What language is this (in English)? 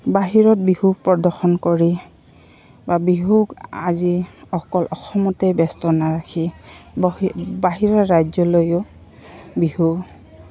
Assamese